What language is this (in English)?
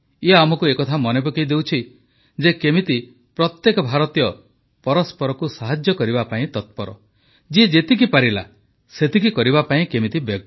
Odia